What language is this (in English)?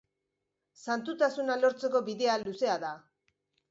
Basque